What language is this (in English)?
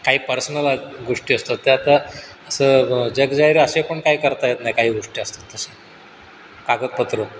Marathi